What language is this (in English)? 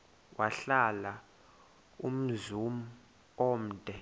Xhosa